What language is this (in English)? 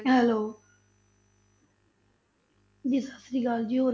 Punjabi